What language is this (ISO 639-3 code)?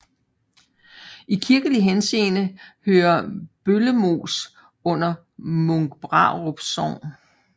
dan